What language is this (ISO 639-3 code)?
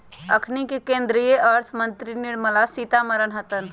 mag